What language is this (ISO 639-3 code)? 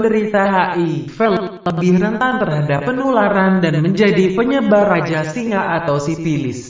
ind